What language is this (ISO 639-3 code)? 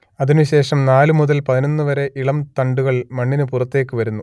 mal